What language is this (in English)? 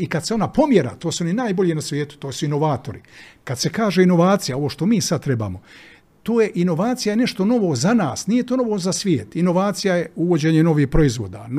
Croatian